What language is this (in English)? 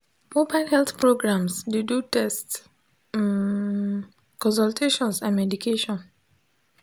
Nigerian Pidgin